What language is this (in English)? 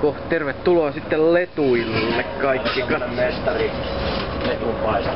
Finnish